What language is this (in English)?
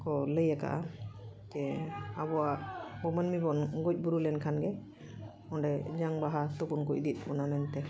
Santali